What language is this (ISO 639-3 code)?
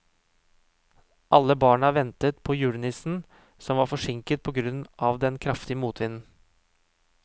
nor